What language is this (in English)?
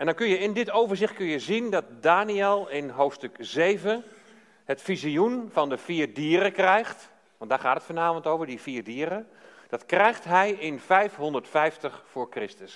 Dutch